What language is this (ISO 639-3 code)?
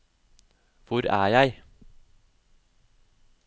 nor